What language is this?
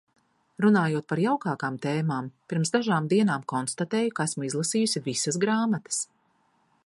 Latvian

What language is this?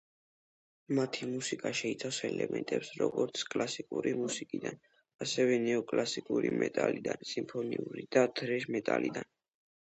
Georgian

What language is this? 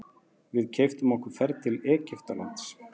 Icelandic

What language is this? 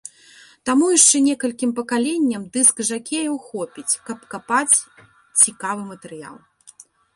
Belarusian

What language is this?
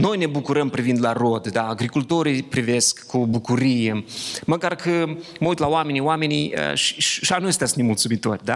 Romanian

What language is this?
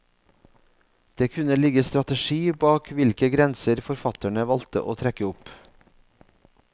Norwegian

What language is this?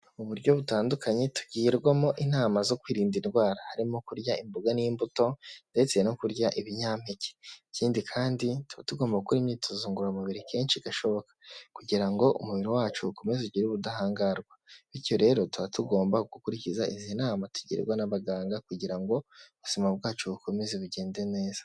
Kinyarwanda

